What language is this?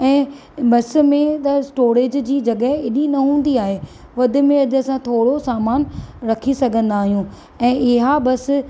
Sindhi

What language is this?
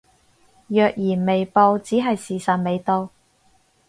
Cantonese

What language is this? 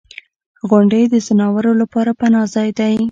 Pashto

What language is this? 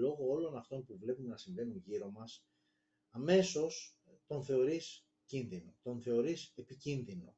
Greek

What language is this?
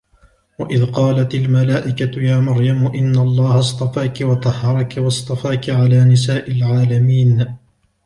Arabic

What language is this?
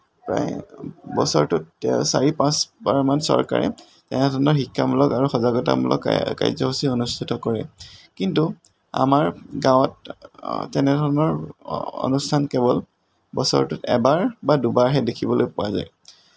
Assamese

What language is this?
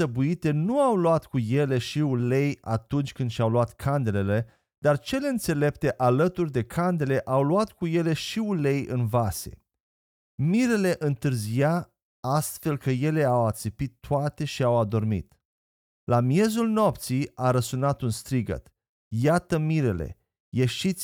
Romanian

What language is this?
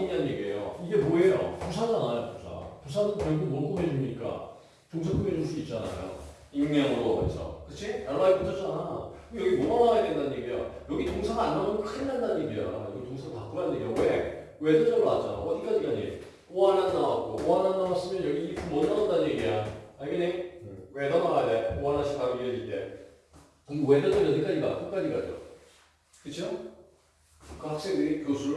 Korean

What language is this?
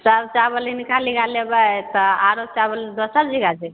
Maithili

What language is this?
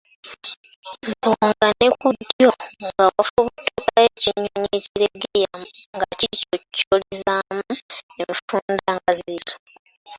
Ganda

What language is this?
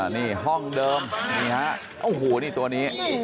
Thai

